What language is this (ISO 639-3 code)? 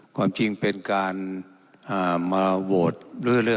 tha